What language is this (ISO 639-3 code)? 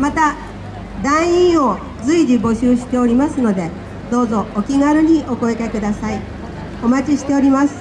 jpn